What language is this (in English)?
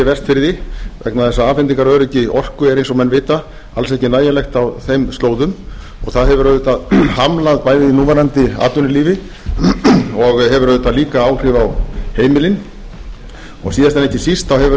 Icelandic